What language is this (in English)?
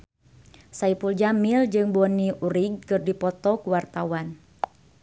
Sundanese